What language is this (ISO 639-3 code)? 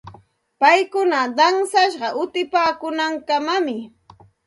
qxt